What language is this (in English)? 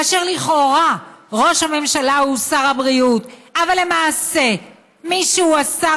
Hebrew